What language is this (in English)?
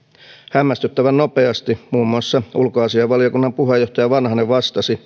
Finnish